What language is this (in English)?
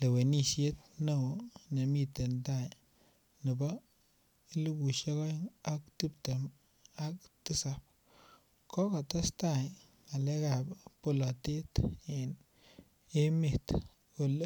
Kalenjin